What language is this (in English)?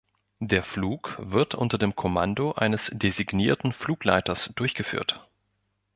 German